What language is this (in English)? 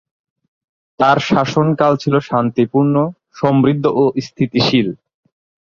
Bangla